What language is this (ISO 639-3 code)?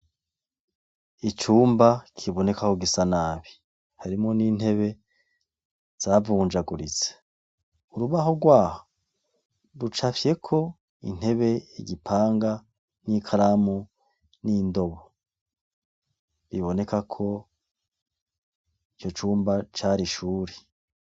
run